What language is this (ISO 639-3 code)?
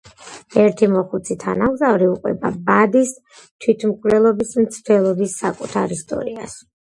kat